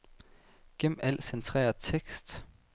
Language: Danish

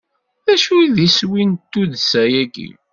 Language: Kabyle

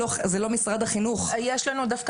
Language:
Hebrew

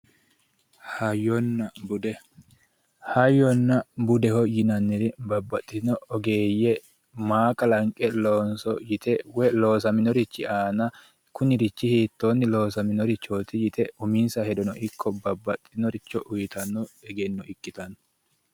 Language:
Sidamo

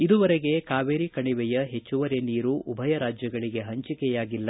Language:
Kannada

